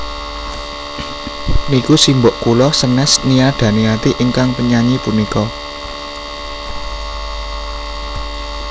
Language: Javanese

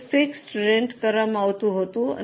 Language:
Gujarati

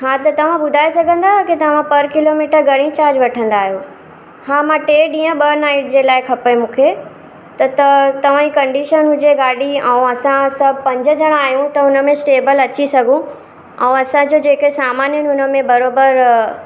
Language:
Sindhi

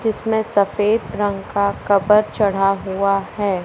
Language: Hindi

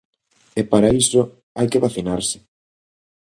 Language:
Galician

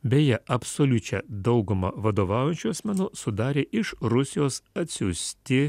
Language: Lithuanian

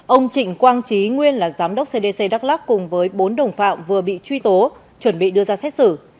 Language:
Vietnamese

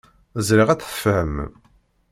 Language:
Kabyle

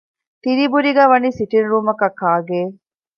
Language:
Divehi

